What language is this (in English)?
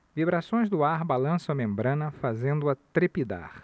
Portuguese